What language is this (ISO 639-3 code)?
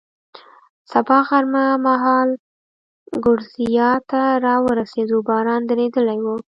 pus